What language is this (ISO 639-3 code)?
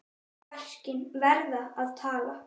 isl